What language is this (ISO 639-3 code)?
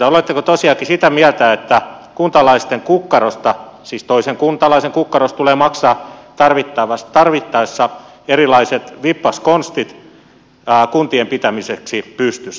fin